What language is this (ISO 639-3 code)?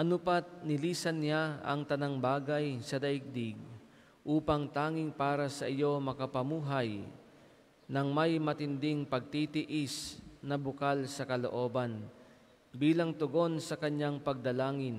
fil